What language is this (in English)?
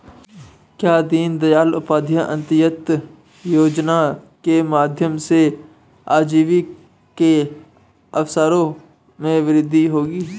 Hindi